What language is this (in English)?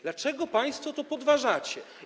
Polish